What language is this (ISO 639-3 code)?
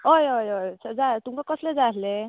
kok